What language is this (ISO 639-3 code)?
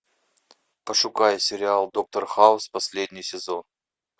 rus